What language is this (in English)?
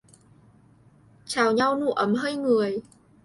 Vietnamese